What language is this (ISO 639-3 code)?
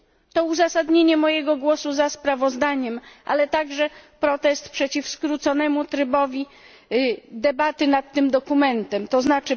pol